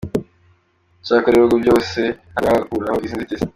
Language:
Kinyarwanda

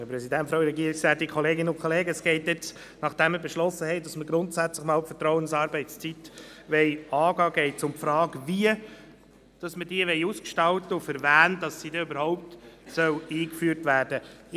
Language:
Swiss German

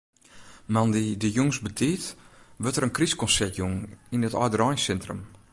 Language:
Western Frisian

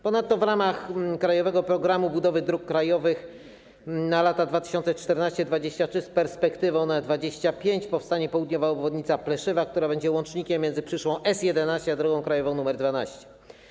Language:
Polish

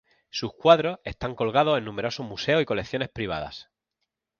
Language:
Spanish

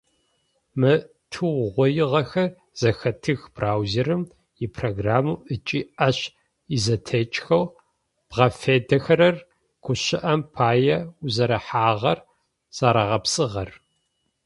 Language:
Adyghe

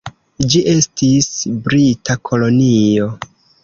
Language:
Esperanto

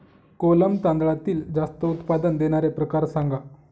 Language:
Marathi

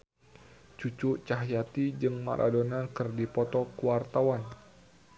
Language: Sundanese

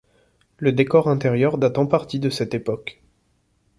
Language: French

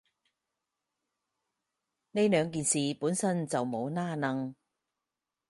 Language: Cantonese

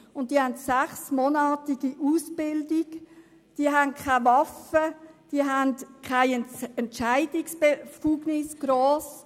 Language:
Swiss German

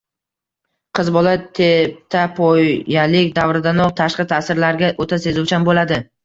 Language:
Uzbek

